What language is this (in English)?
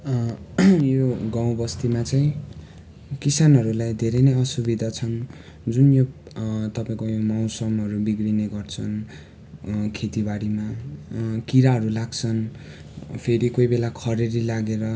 Nepali